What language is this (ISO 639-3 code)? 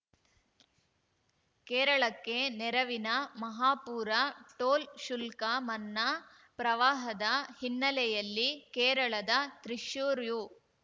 kan